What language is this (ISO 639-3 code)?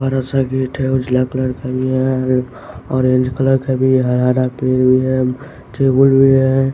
hin